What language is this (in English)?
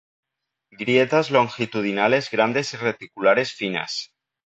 Spanish